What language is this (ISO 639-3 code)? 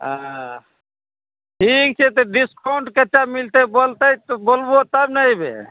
mai